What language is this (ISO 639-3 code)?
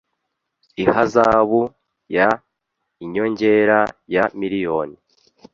kin